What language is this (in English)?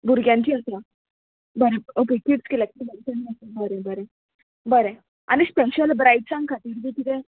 Konkani